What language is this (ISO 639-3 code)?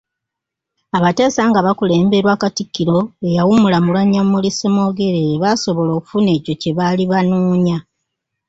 lug